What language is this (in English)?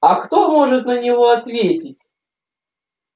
Russian